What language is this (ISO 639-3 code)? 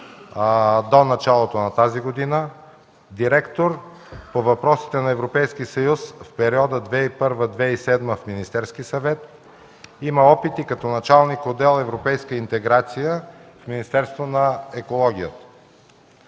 bul